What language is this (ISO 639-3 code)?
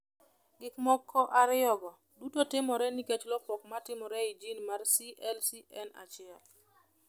luo